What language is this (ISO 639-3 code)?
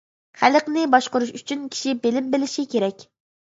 uig